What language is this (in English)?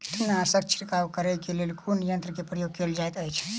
Maithili